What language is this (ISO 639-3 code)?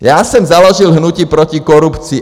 ces